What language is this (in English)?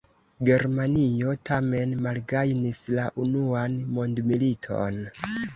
Esperanto